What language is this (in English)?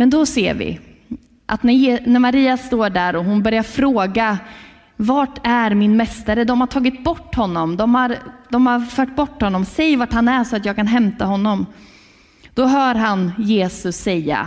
Swedish